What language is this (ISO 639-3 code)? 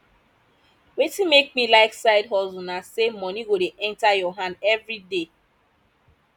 pcm